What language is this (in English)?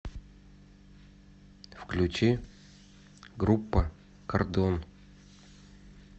Russian